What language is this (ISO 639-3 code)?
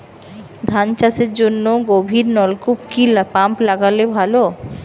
ben